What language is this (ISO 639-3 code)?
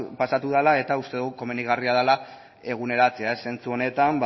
eus